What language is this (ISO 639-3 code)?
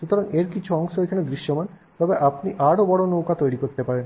ben